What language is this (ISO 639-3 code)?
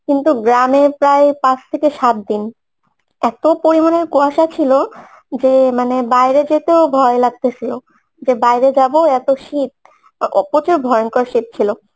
ben